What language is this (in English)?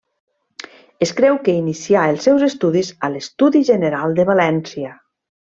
Catalan